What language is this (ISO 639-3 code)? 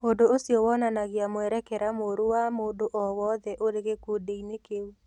kik